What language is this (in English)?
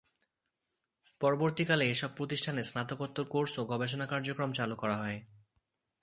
Bangla